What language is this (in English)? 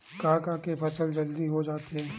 Chhattisgarhi